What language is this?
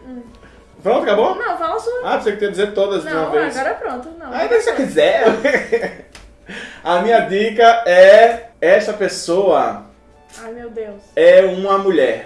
Portuguese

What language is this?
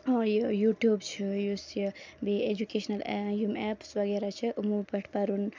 Kashmiri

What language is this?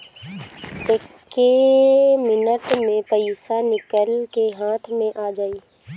Bhojpuri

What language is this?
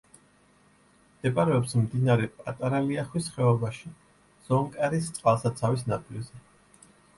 Georgian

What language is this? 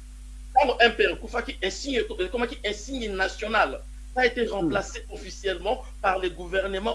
French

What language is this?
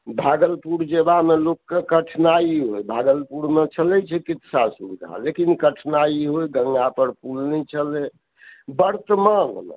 Maithili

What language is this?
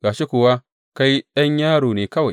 Hausa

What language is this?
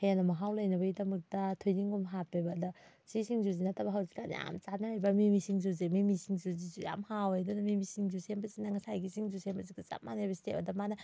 Manipuri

